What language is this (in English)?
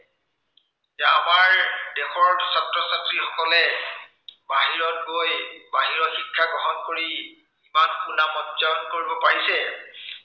Assamese